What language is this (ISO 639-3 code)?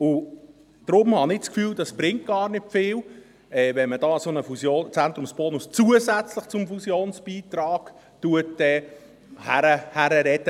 gsw